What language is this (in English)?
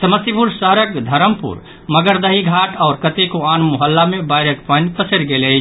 Maithili